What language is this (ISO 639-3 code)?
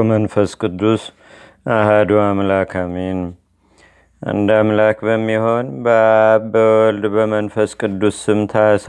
amh